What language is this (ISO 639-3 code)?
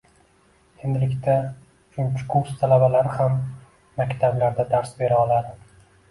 uzb